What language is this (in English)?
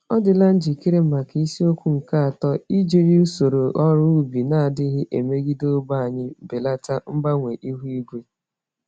Igbo